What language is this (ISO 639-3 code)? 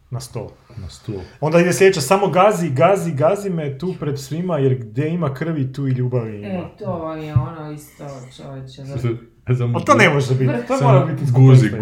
hrv